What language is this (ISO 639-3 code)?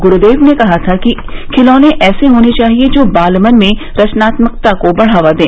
hin